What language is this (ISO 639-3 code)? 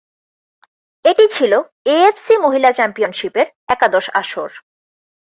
ben